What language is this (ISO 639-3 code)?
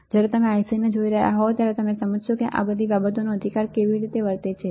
guj